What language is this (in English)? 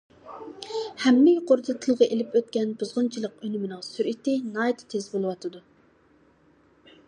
Uyghur